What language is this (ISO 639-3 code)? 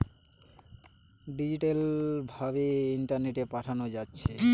ben